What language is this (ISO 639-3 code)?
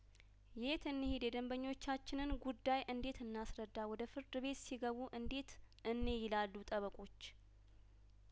amh